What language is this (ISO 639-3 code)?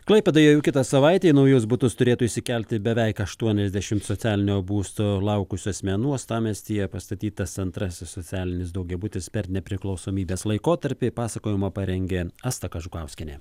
lit